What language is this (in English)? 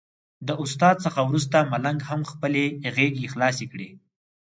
Pashto